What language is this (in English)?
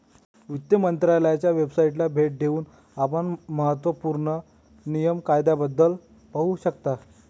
Marathi